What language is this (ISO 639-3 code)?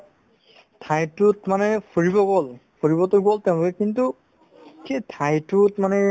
asm